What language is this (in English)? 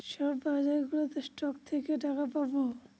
Bangla